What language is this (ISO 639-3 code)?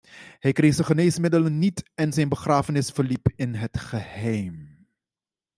nld